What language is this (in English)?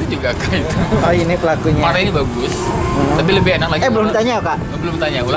Indonesian